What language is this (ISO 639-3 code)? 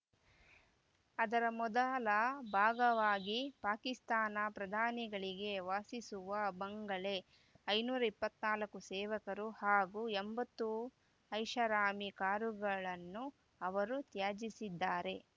kan